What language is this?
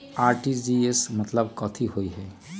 Magahi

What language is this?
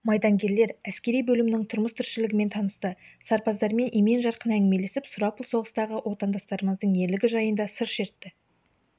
Kazakh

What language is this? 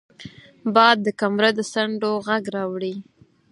Pashto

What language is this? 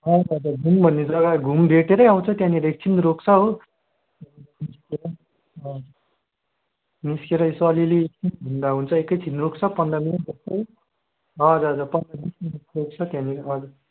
Nepali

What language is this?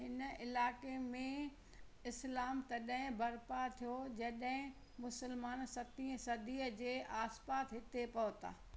Sindhi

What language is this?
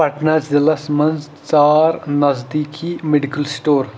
Kashmiri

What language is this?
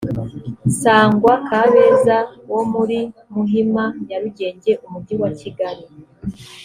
Kinyarwanda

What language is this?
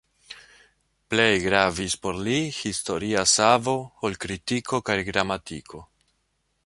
Esperanto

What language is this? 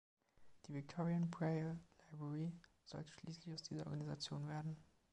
German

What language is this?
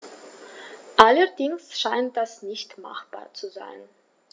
German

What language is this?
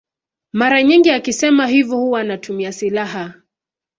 Swahili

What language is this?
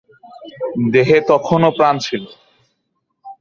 Bangla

